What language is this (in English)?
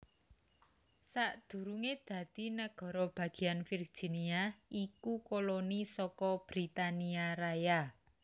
Javanese